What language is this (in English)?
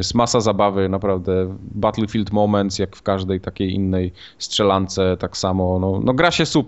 Polish